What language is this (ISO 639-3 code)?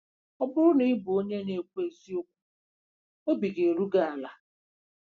ibo